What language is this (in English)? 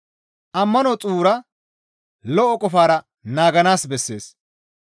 Gamo